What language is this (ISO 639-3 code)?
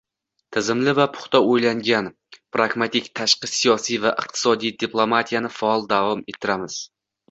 uzb